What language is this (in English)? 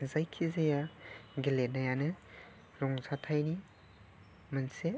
Bodo